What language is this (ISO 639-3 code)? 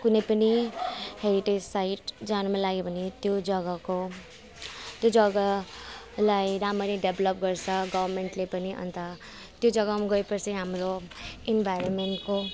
nep